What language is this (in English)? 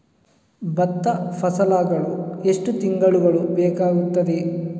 Kannada